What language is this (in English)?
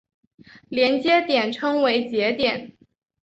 Chinese